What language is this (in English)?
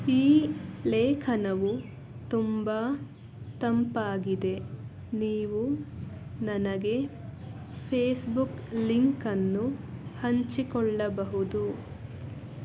Kannada